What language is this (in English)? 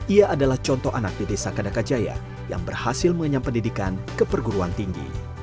Indonesian